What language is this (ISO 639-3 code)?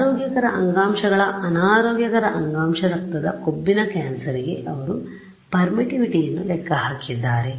kan